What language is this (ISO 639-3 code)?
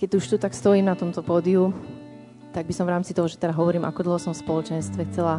slk